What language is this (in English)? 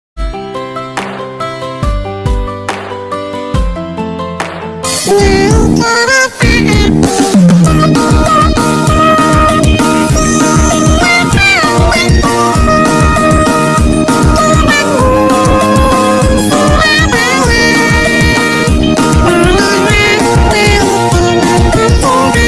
Indonesian